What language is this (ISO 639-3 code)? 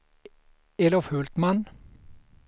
swe